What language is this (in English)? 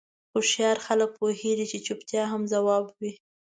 Pashto